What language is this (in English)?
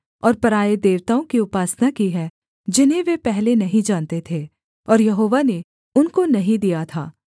Hindi